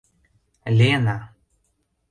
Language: Mari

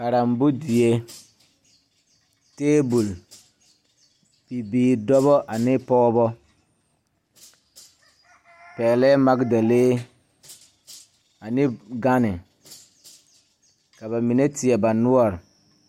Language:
Southern Dagaare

